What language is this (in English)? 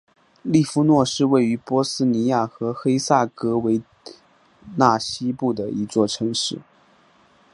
Chinese